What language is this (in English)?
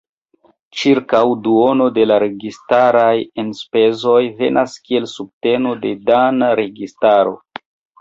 Esperanto